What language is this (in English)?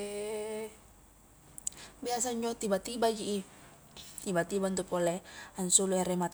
Highland Konjo